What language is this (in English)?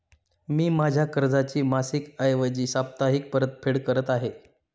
Marathi